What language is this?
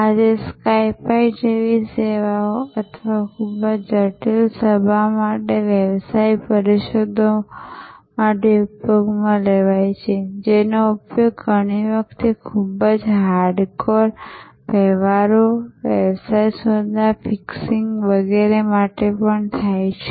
Gujarati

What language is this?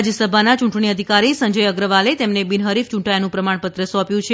Gujarati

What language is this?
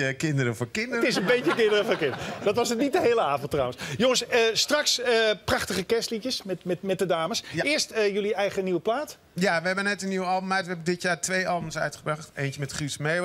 Dutch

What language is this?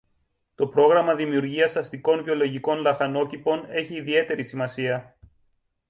Greek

